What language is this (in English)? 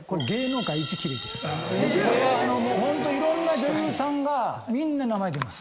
Japanese